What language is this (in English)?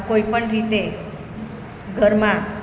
Gujarati